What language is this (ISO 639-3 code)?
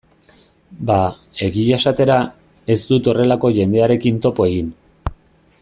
eus